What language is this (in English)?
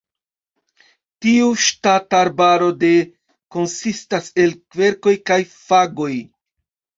Esperanto